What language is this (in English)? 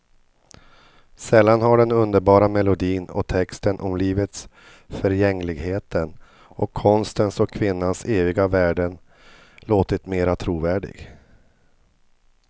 Swedish